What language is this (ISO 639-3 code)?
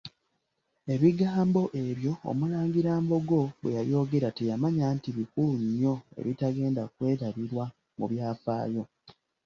lug